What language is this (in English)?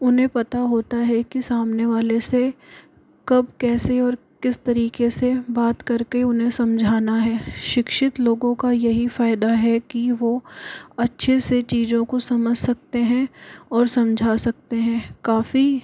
Hindi